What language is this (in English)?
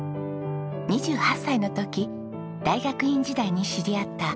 Japanese